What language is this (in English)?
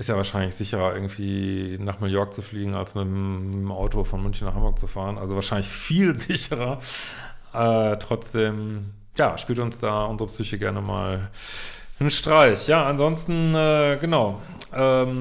German